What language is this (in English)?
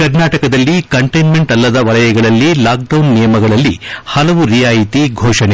Kannada